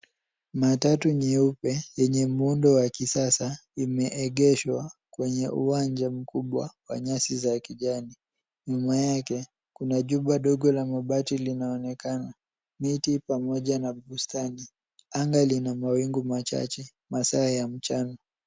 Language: Swahili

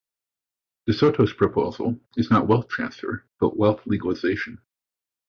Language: English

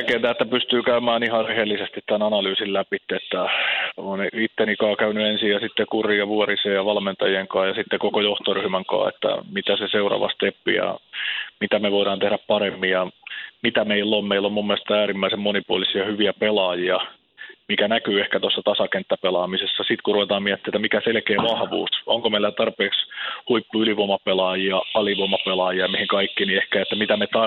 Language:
Finnish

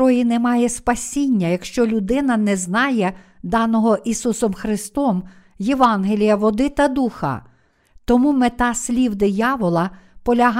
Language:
Ukrainian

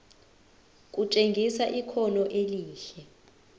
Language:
Zulu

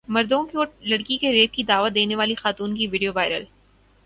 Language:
Urdu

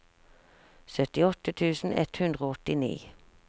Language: Norwegian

